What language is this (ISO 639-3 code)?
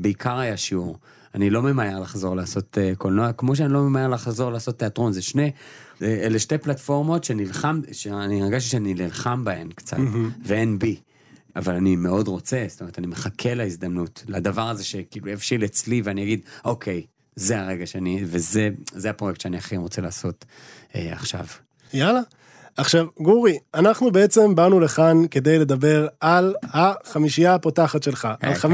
heb